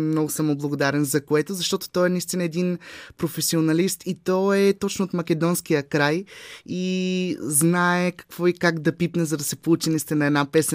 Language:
Bulgarian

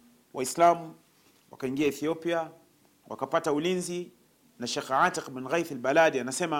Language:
Swahili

